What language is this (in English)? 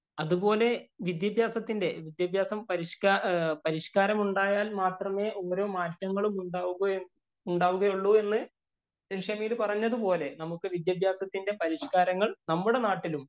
Malayalam